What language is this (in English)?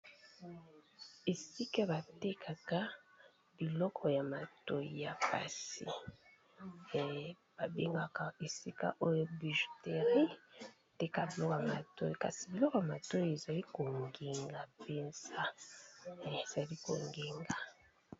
Lingala